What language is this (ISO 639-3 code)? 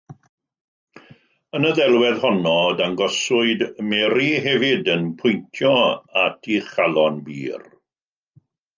cym